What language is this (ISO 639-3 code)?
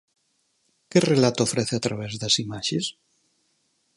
glg